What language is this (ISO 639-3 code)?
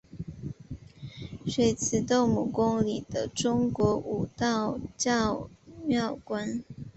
zho